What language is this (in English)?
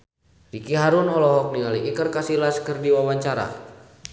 Sundanese